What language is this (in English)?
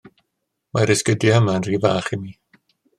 Welsh